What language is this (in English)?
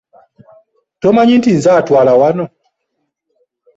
Ganda